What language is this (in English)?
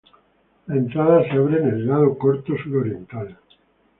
Spanish